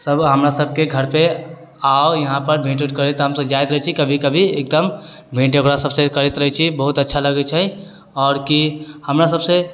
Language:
Maithili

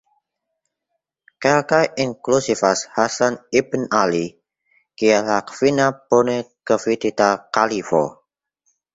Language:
Esperanto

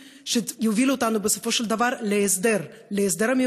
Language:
Hebrew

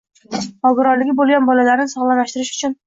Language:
Uzbek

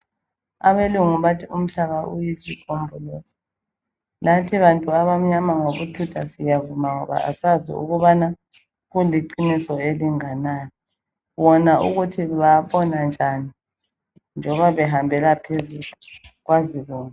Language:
North Ndebele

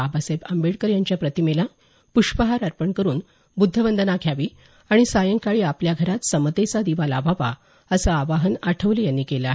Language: Marathi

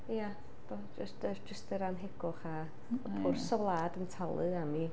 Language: Welsh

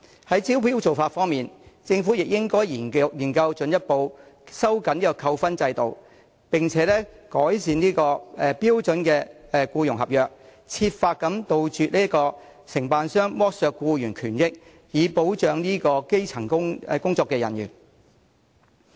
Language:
Cantonese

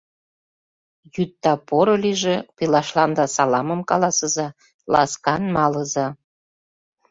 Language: Mari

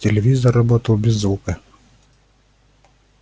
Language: Russian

